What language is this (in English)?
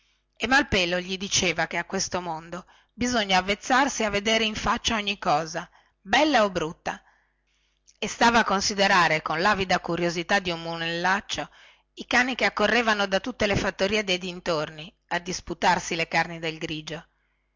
Italian